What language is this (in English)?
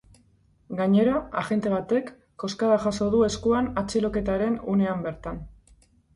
Basque